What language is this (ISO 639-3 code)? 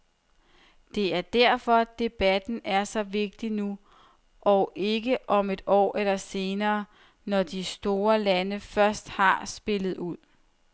dan